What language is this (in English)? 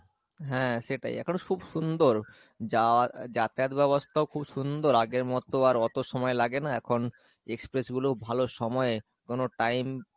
Bangla